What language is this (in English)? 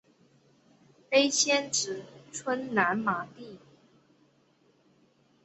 Chinese